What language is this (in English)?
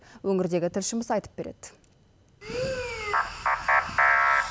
Kazakh